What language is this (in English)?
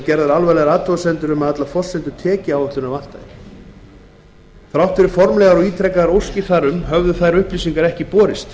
Icelandic